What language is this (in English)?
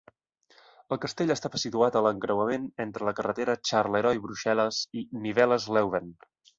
Catalan